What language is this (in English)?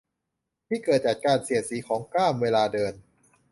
Thai